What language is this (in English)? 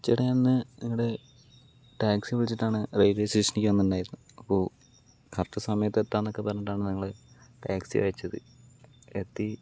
Malayalam